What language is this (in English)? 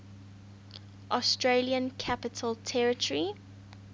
English